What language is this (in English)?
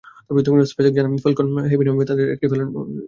Bangla